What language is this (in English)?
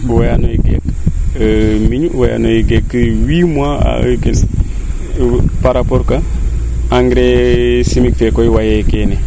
Serer